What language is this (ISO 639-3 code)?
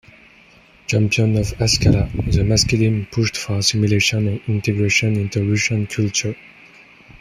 eng